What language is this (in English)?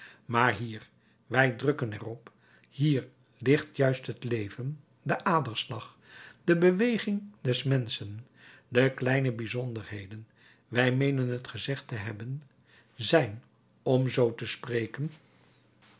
Dutch